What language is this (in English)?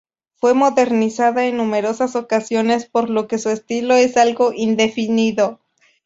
Spanish